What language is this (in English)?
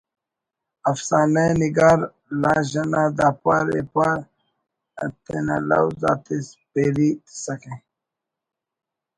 Brahui